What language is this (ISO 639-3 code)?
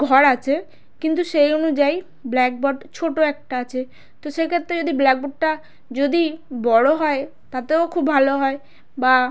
ben